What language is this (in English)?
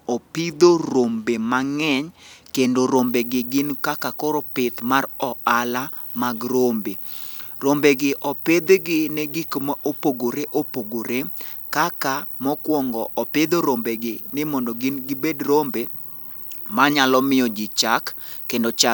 Luo (Kenya and Tanzania)